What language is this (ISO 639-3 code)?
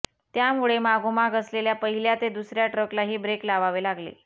mar